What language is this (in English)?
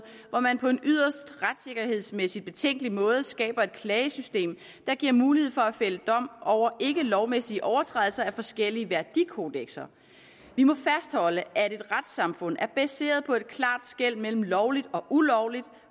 Danish